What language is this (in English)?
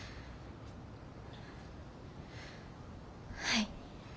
Japanese